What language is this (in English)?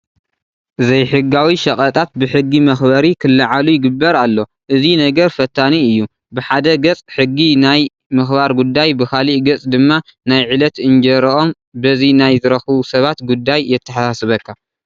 Tigrinya